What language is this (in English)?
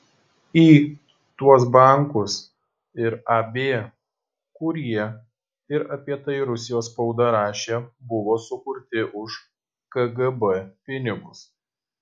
Lithuanian